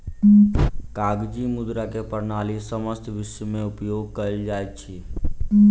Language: Maithili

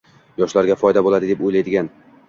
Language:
Uzbek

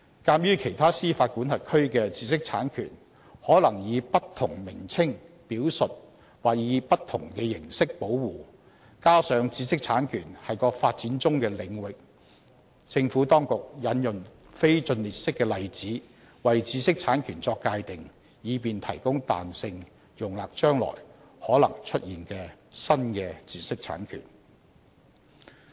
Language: Cantonese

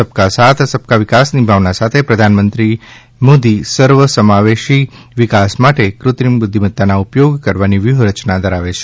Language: Gujarati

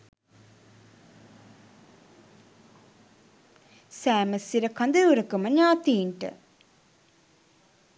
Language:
Sinhala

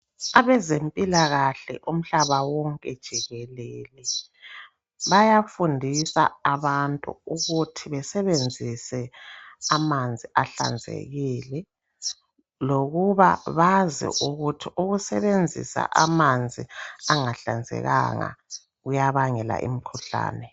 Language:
North Ndebele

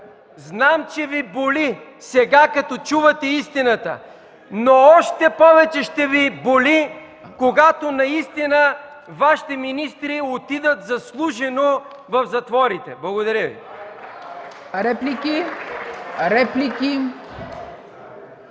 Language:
Bulgarian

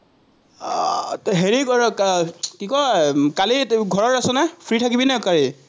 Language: Assamese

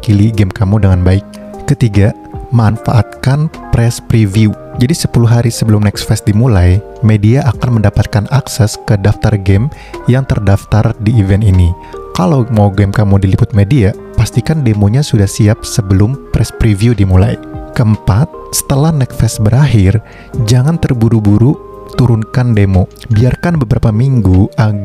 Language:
Indonesian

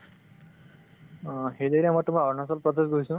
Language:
Assamese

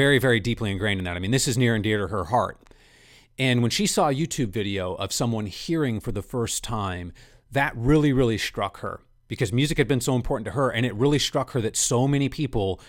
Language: English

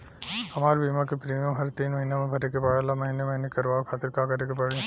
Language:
Bhojpuri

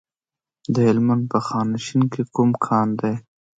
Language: Pashto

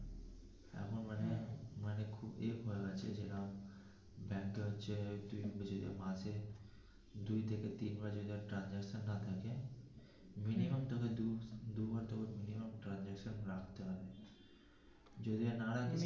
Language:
Bangla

